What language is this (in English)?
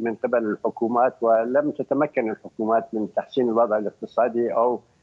Arabic